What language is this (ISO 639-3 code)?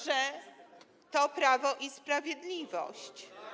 pol